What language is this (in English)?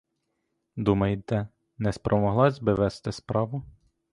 Ukrainian